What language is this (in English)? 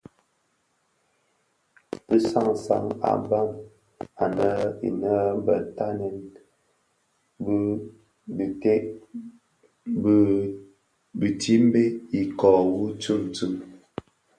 Bafia